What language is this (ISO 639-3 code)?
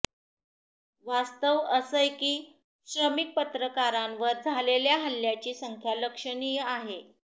mar